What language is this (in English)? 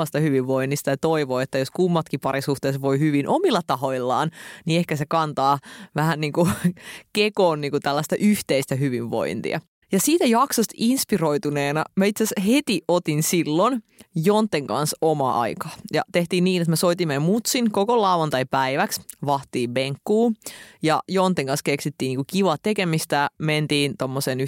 Finnish